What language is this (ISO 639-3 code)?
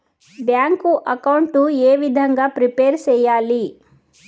tel